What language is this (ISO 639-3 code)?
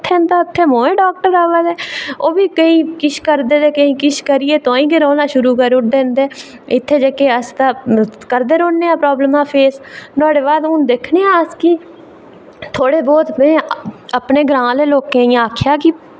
doi